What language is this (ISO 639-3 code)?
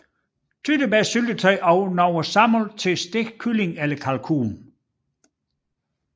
dan